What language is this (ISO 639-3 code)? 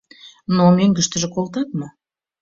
chm